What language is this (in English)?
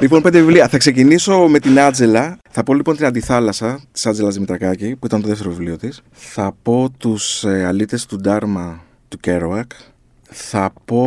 Greek